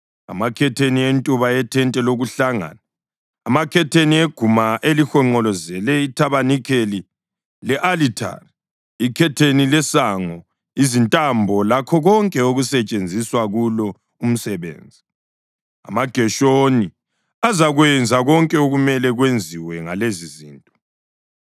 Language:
North Ndebele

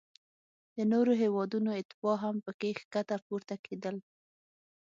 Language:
Pashto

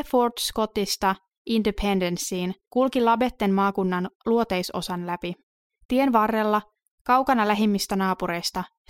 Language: Finnish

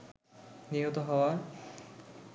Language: Bangla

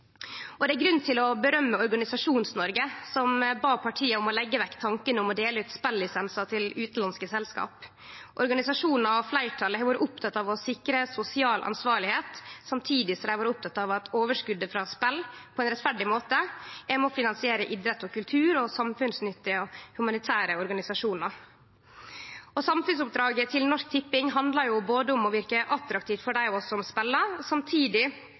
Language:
Norwegian Nynorsk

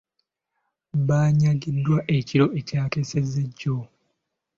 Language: Ganda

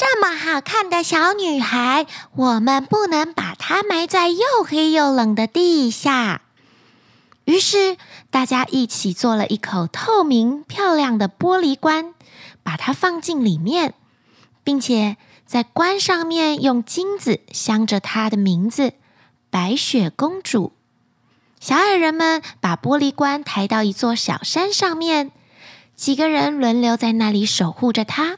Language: Chinese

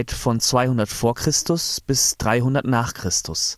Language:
German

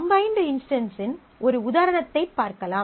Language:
Tamil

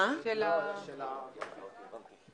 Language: Hebrew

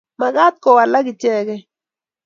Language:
Kalenjin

